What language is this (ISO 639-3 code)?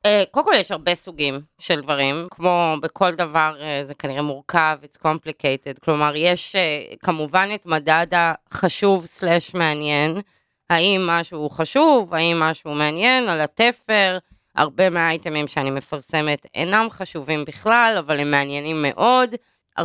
heb